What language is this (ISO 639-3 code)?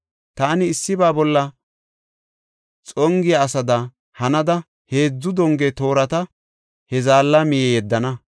gof